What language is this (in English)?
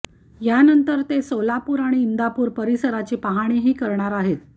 Marathi